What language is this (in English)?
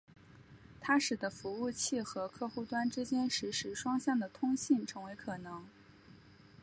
Chinese